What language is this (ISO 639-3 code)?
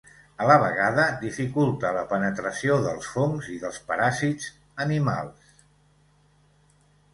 cat